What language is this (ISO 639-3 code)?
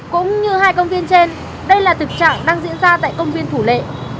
vie